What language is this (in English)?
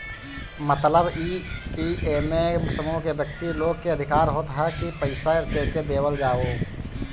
Bhojpuri